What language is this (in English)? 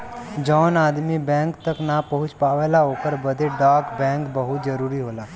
Bhojpuri